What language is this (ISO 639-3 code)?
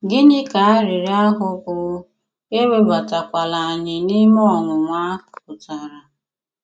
ibo